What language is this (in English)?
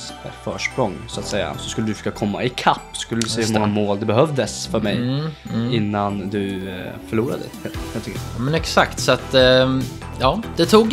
Swedish